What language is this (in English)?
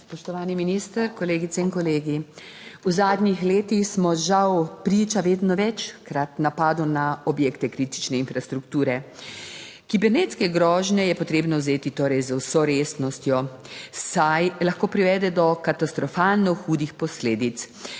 Slovenian